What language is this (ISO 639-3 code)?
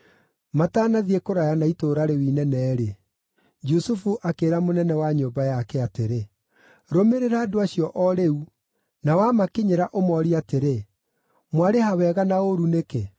kik